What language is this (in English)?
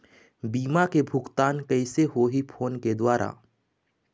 Chhattisgarhi